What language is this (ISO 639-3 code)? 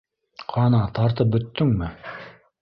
bak